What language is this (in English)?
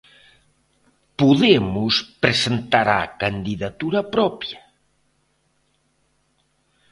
Galician